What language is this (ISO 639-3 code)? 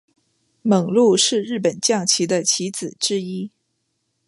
zho